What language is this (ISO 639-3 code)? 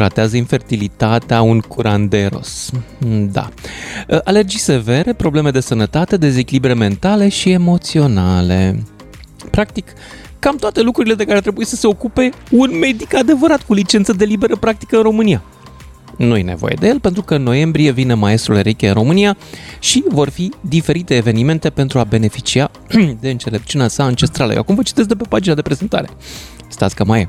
ron